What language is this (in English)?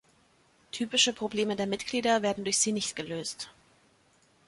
German